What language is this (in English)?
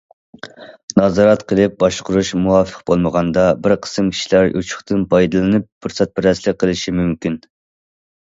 Uyghur